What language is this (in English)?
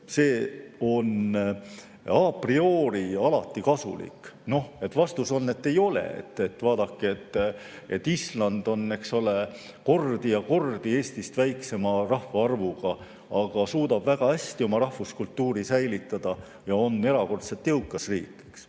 Estonian